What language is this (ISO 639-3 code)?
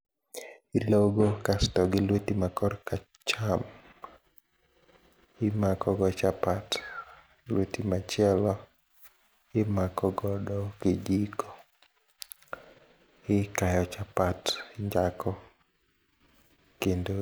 luo